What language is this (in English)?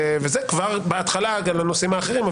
Hebrew